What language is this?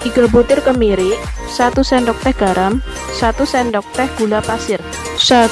Indonesian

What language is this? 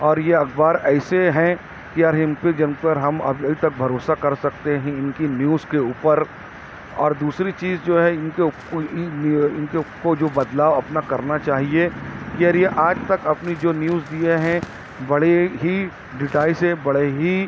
Urdu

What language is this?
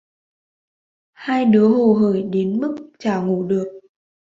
Vietnamese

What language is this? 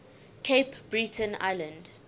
English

